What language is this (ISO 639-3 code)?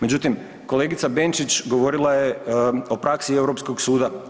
hrv